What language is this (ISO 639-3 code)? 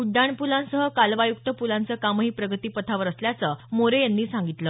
mar